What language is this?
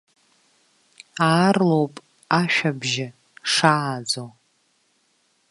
Abkhazian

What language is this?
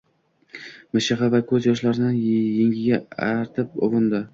Uzbek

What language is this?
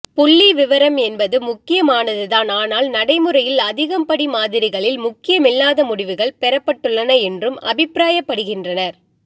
Tamil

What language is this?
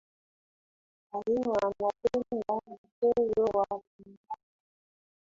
Swahili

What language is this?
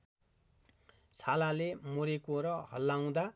Nepali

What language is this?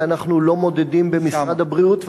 Hebrew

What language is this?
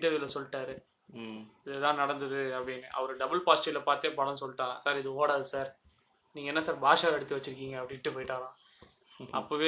Tamil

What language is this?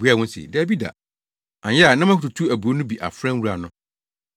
Akan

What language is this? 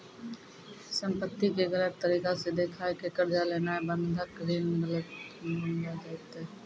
Maithili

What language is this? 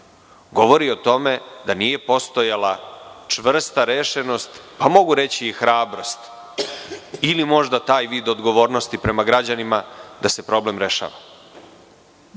Serbian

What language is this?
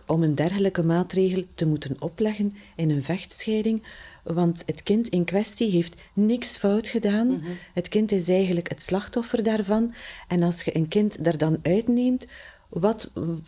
Dutch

